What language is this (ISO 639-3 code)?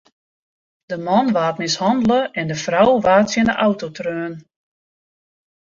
fry